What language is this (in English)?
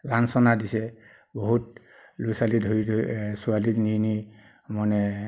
Assamese